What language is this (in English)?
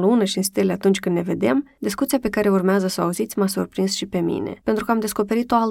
Romanian